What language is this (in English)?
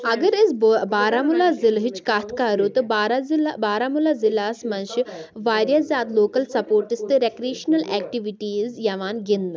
Kashmiri